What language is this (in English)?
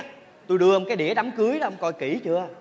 Vietnamese